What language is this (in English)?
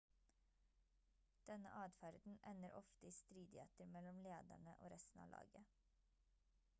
Norwegian Bokmål